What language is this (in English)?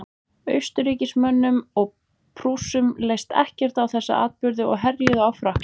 Icelandic